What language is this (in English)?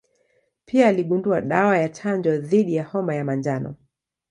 Swahili